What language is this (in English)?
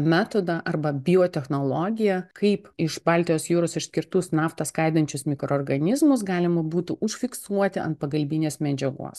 Lithuanian